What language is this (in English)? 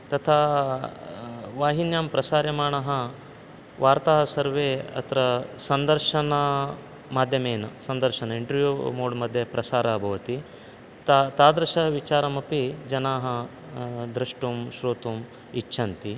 Sanskrit